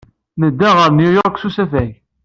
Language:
Kabyle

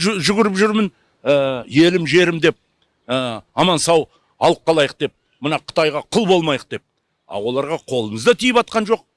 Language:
Kazakh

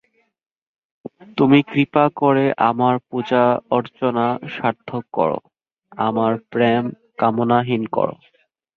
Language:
Bangla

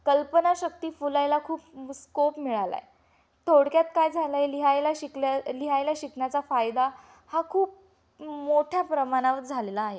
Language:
Marathi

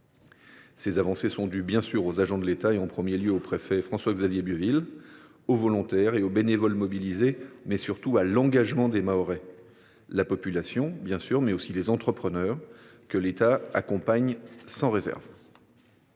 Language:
French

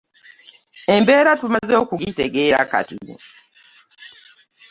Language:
Ganda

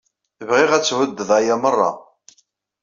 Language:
Kabyle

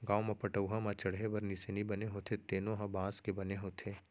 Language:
Chhattisgarhi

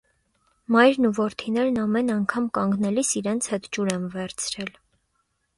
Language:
Armenian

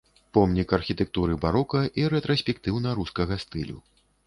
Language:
Belarusian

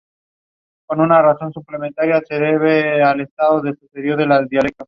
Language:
Spanish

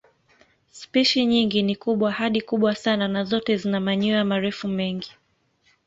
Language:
Swahili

